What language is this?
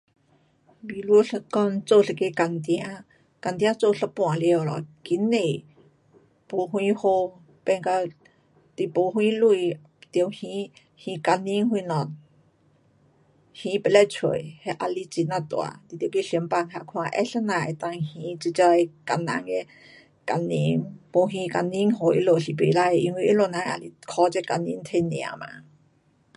Pu-Xian Chinese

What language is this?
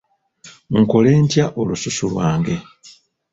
Ganda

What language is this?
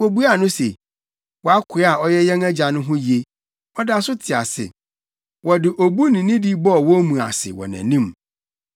Akan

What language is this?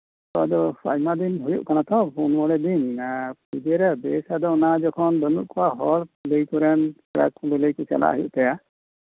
Santali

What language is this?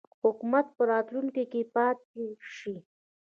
Pashto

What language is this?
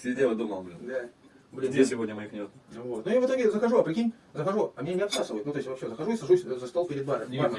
Russian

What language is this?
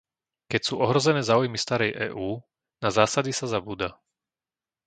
Slovak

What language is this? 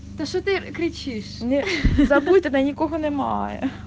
Russian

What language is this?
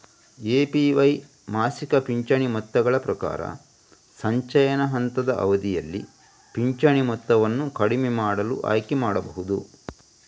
Kannada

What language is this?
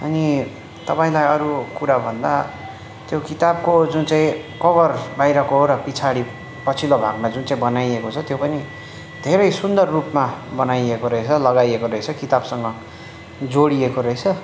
Nepali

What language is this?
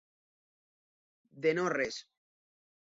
Catalan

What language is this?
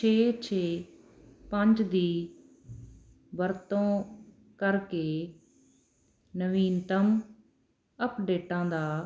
Punjabi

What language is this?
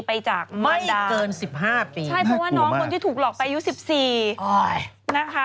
Thai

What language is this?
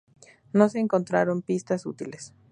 Spanish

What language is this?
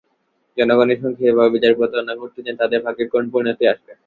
Bangla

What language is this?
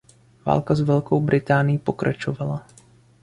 Czech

